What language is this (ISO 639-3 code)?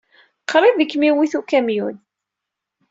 kab